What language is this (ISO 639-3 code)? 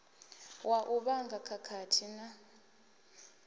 ven